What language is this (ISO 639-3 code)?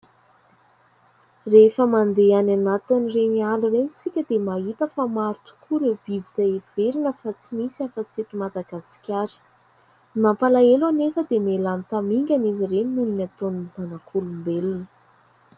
mlg